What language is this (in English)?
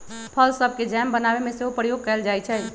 Magahi